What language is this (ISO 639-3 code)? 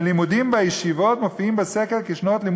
heb